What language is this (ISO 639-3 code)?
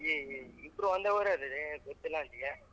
kan